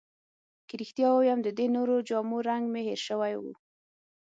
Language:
Pashto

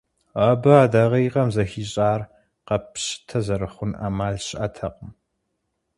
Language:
Kabardian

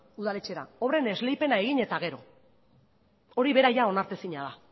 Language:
Basque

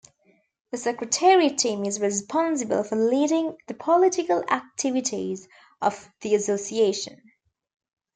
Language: English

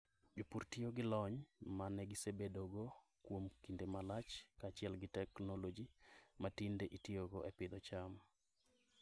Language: Luo (Kenya and Tanzania)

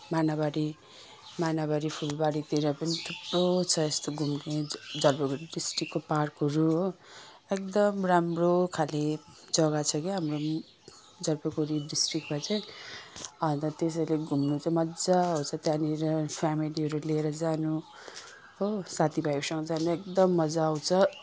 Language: Nepali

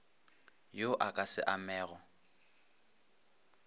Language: Northern Sotho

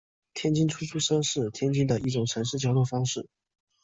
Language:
Chinese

